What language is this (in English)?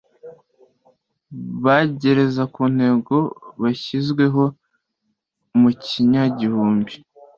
Kinyarwanda